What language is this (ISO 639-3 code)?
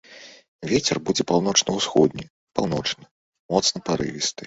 bel